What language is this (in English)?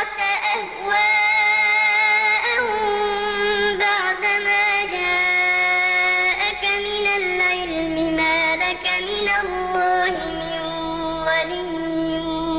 Arabic